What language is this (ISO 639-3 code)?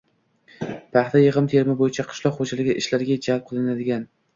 uzb